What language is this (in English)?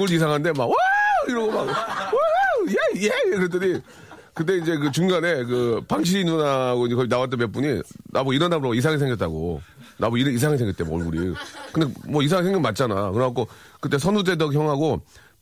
Korean